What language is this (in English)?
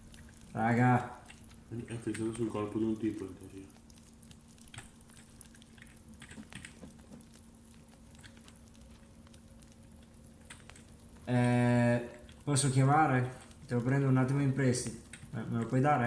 Italian